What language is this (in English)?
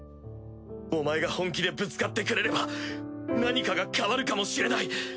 Japanese